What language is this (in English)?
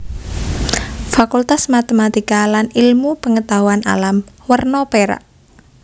Javanese